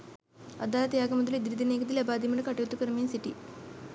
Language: Sinhala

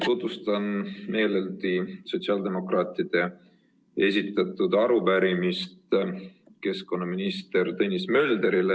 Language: Estonian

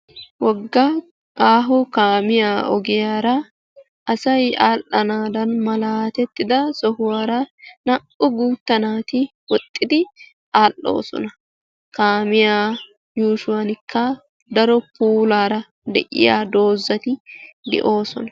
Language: Wolaytta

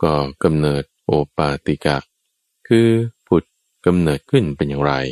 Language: Thai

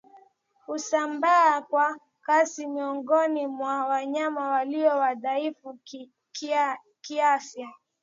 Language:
Swahili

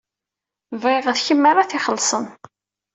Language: Kabyle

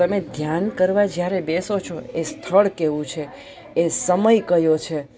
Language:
Gujarati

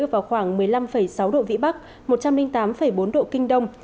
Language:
Vietnamese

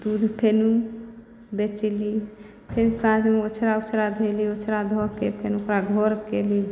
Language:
Maithili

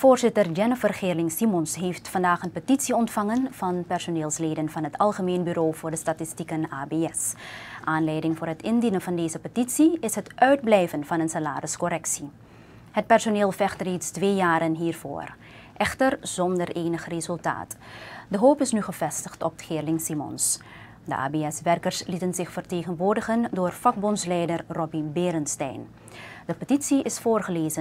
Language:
Dutch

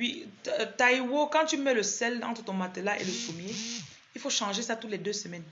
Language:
French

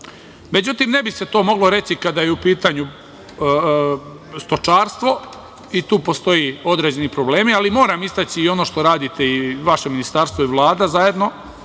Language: Serbian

